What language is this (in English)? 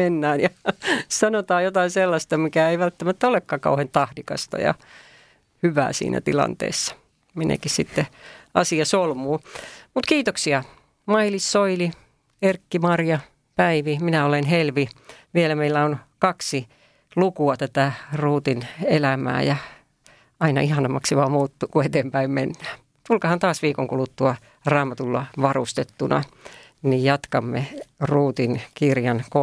Finnish